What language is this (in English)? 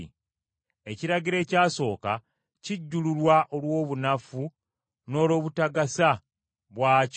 Ganda